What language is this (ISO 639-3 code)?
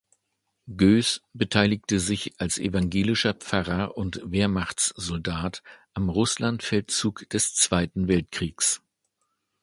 deu